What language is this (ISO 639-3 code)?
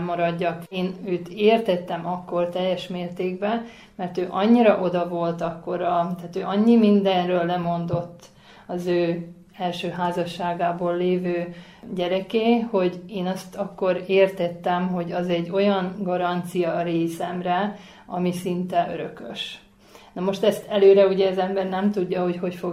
hun